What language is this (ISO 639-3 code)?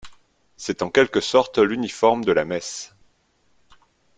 fra